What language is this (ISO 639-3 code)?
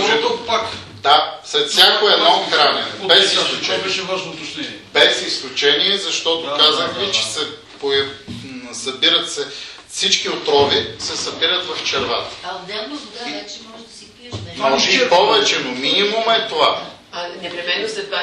bul